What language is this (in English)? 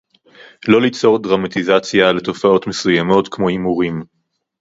Hebrew